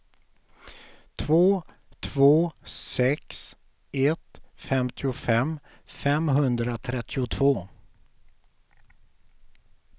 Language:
Swedish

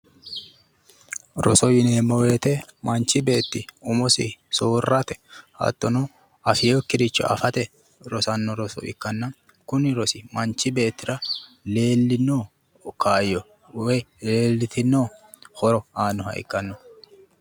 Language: Sidamo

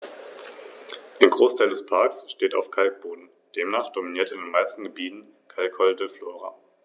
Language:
German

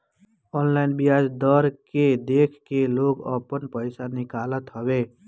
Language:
Bhojpuri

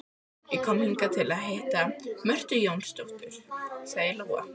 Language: Icelandic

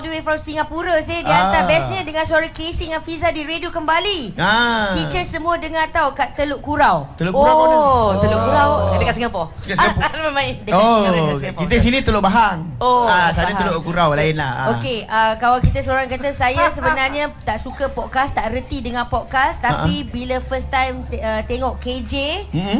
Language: Malay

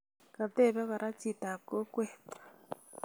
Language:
Kalenjin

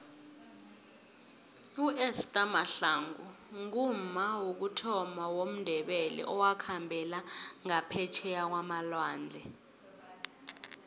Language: South Ndebele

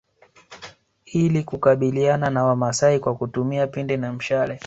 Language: Swahili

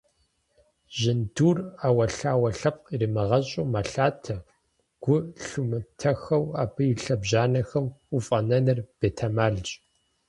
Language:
Kabardian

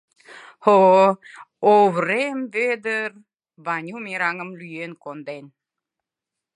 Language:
Mari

